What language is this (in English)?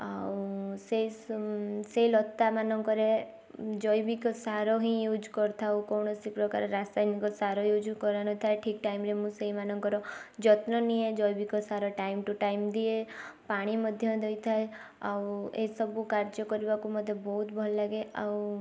Odia